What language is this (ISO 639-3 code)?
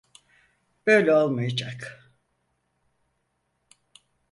tur